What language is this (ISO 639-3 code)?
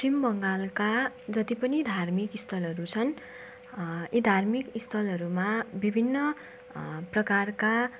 nep